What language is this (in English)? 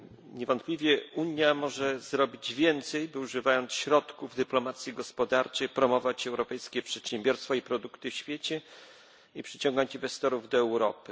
Polish